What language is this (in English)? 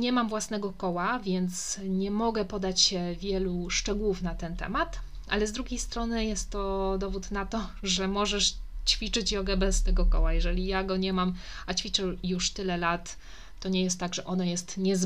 Polish